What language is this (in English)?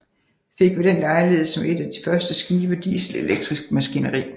Danish